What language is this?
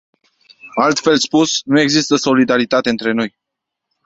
Romanian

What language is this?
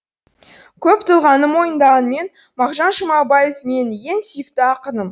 Kazakh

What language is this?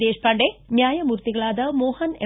Kannada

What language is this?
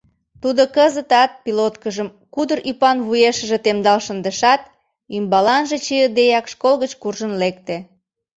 Mari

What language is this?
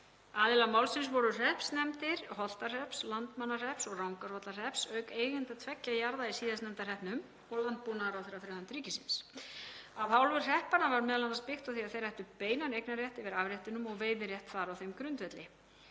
Icelandic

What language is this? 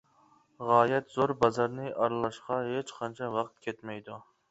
Uyghur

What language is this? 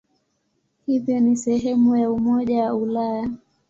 Swahili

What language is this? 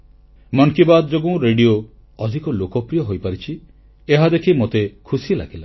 Odia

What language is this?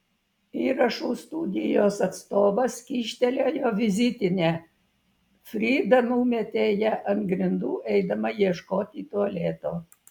Lithuanian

